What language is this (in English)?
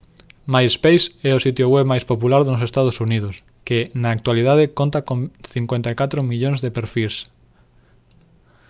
Galician